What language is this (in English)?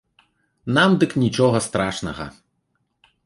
Belarusian